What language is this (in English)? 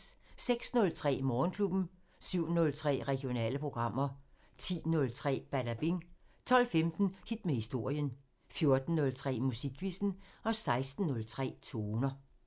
Danish